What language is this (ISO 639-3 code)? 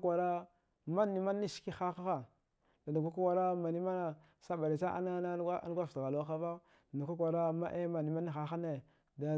dgh